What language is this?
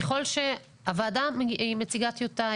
Hebrew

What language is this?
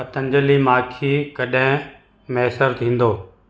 Sindhi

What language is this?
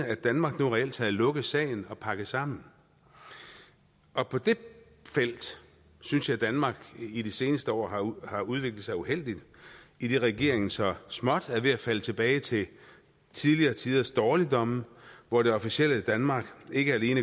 Danish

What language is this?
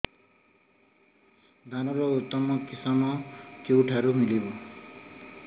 Odia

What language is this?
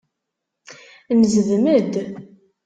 Kabyle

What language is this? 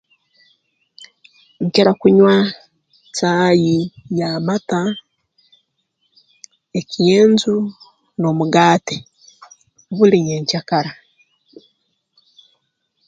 Tooro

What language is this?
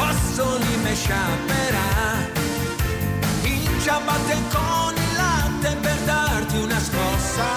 Italian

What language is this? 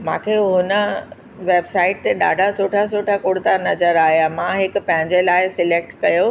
Sindhi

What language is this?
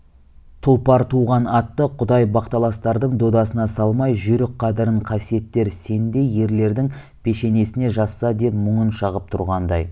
Kazakh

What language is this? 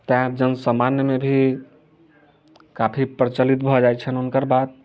Maithili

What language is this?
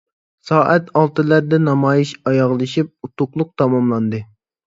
Uyghur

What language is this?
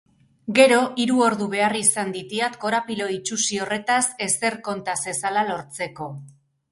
Basque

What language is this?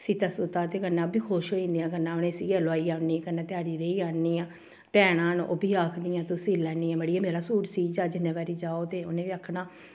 Dogri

